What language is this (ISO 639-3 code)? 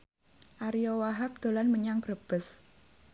jav